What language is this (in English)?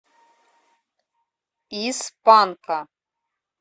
Russian